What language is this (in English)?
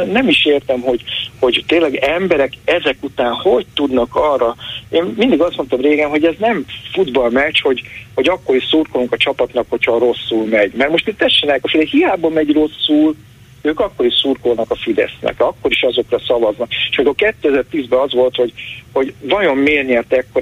Hungarian